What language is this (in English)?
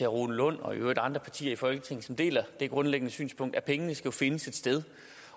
Danish